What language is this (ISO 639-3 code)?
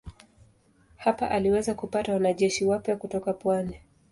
swa